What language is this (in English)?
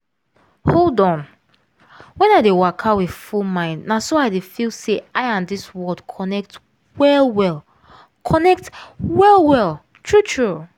Nigerian Pidgin